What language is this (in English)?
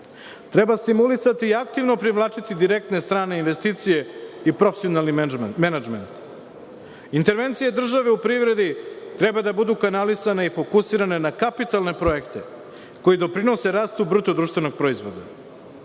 Serbian